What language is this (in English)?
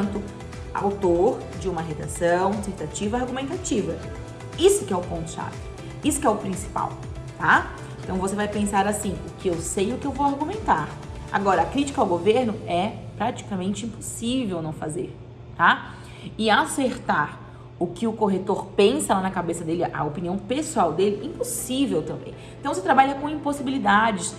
Portuguese